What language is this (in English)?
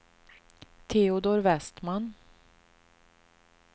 Swedish